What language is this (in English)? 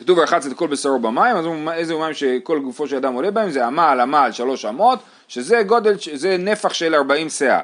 Hebrew